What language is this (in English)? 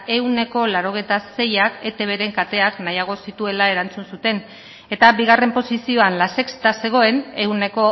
Basque